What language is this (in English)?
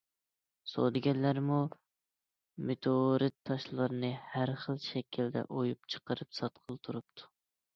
Uyghur